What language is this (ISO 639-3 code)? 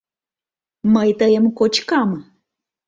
chm